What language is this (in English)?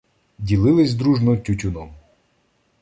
Ukrainian